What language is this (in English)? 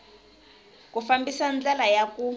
Tsonga